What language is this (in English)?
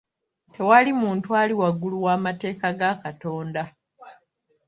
Ganda